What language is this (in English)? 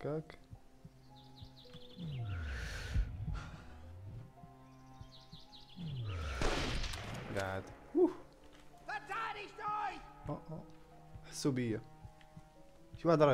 Arabic